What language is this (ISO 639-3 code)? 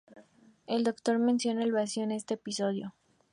spa